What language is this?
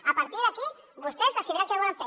Catalan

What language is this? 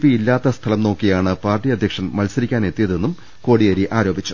Malayalam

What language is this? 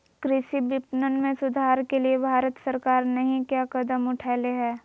Magahi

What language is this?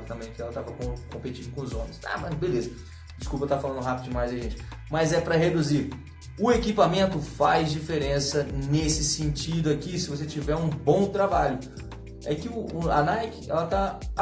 Portuguese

